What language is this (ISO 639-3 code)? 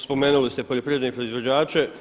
hrv